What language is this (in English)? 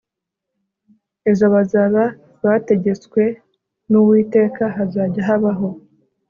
Kinyarwanda